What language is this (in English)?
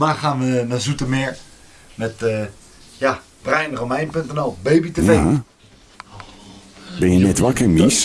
Dutch